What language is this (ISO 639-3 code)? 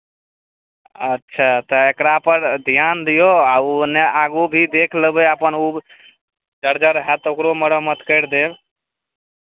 mai